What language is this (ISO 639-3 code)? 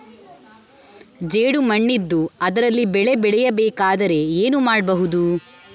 kan